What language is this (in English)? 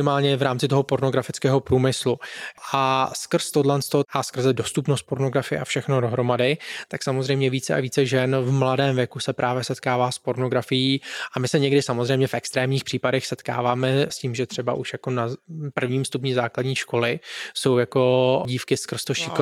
Czech